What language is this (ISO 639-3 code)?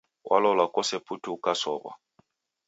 dav